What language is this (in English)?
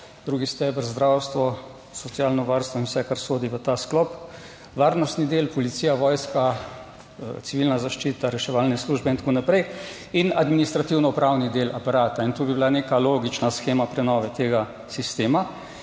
Slovenian